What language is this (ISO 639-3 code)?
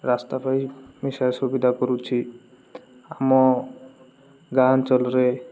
ori